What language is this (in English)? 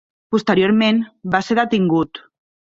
Catalan